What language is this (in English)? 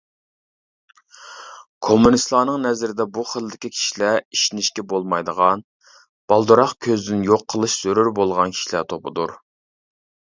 Uyghur